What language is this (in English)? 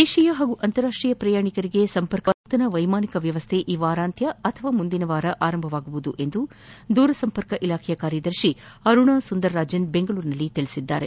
Kannada